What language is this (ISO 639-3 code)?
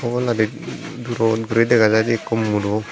ccp